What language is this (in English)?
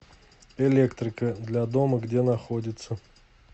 Russian